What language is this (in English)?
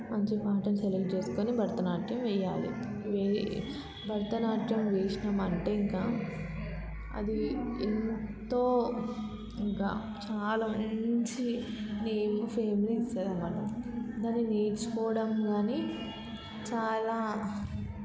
Telugu